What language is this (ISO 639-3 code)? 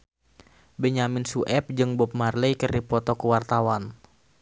sun